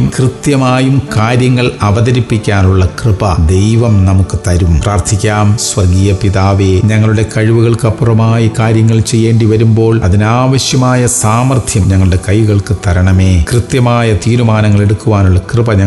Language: Malayalam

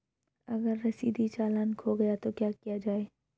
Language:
Hindi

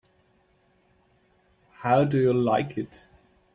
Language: English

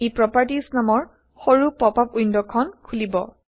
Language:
Assamese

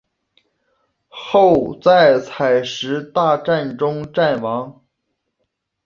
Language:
Chinese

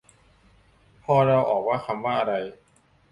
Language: Thai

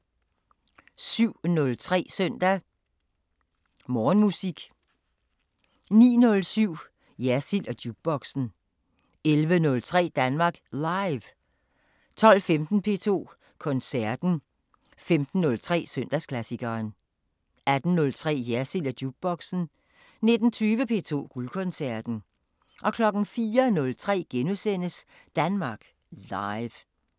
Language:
Danish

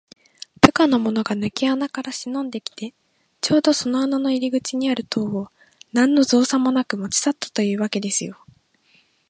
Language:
Japanese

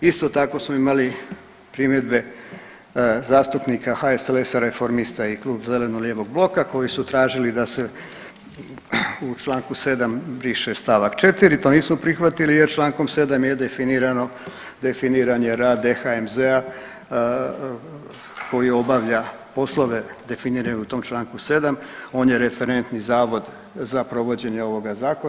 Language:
Croatian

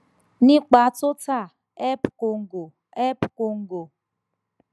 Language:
Yoruba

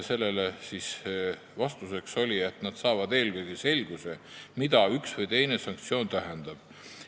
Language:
Estonian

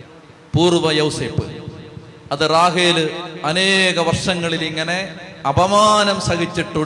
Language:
Malayalam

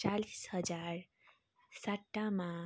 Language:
Nepali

